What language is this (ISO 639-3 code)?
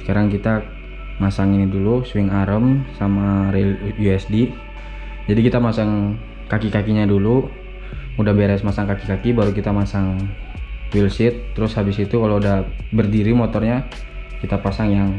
ind